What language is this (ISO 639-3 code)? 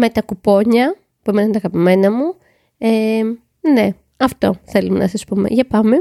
ell